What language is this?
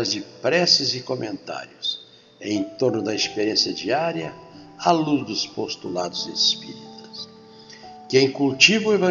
Portuguese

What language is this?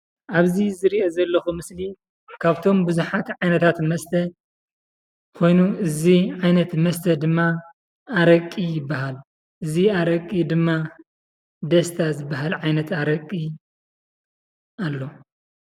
Tigrinya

